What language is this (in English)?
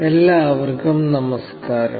Malayalam